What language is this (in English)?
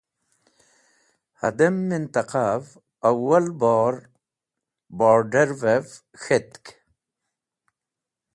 Wakhi